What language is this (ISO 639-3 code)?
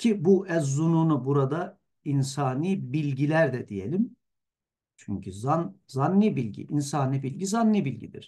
tur